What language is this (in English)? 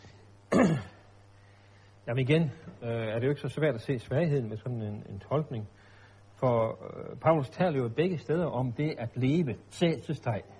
Danish